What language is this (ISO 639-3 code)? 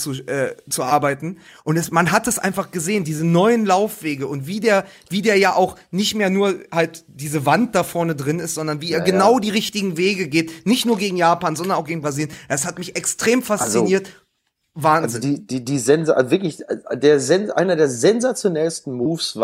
deu